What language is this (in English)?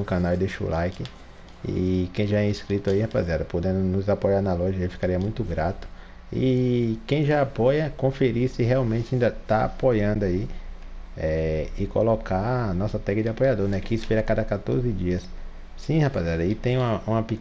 Portuguese